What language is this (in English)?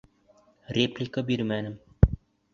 Bashkir